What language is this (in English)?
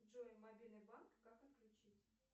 Russian